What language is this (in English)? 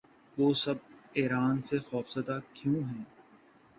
Urdu